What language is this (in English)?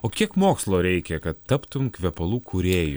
Lithuanian